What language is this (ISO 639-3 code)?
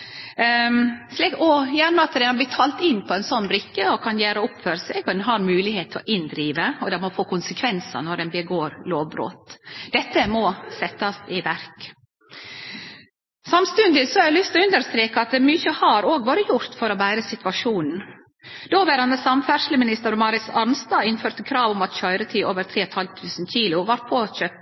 nno